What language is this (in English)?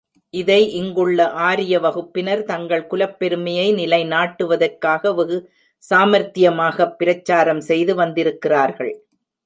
Tamil